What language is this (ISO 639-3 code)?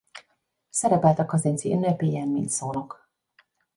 hun